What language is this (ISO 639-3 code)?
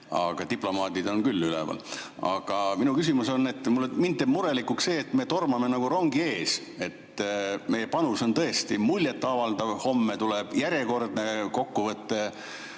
est